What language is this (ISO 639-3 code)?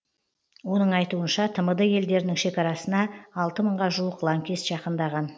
kaz